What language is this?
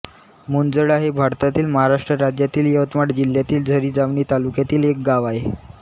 Marathi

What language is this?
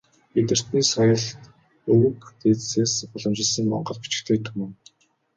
Mongolian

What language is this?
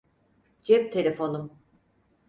Turkish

